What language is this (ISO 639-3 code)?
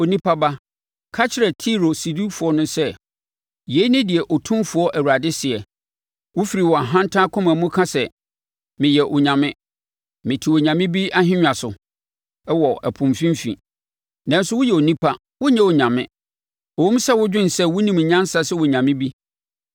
aka